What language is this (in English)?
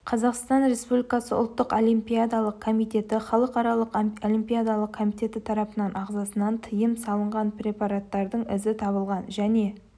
Kazakh